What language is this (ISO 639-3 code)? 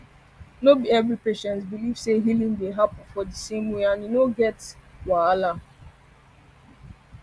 pcm